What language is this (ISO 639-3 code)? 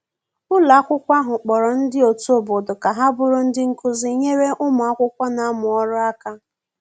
ibo